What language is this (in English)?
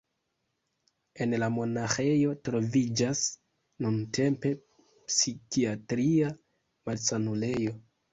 Esperanto